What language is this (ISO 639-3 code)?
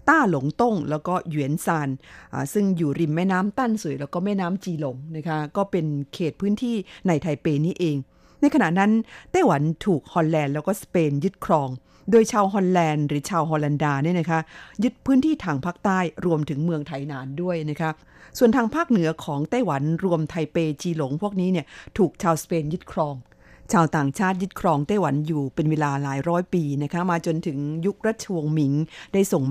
tha